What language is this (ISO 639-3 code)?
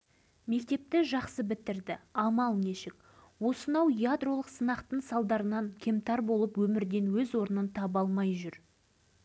kaz